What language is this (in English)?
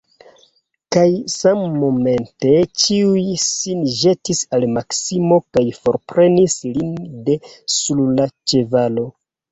Esperanto